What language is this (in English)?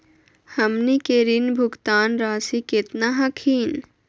Magahi